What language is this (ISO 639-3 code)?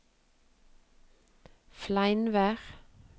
nor